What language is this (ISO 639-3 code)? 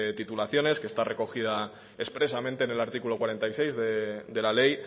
spa